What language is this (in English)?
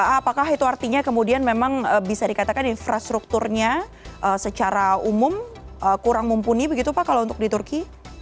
Indonesian